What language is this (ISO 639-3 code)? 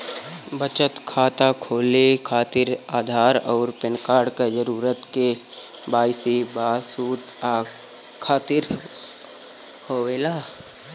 bho